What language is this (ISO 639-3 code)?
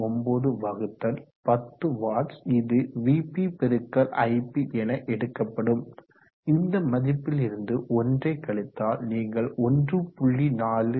tam